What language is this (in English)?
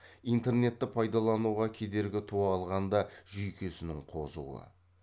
Kazakh